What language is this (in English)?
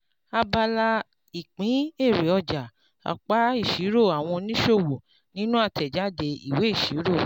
Yoruba